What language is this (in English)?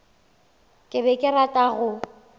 Northern Sotho